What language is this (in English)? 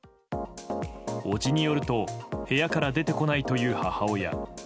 Japanese